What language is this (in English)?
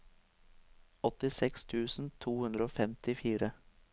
Norwegian